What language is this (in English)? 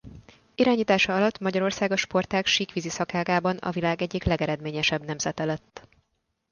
Hungarian